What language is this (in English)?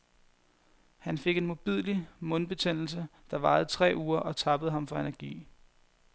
Danish